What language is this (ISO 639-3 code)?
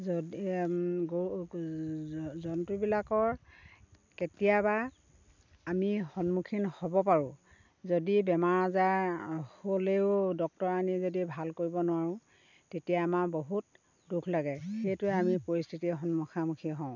asm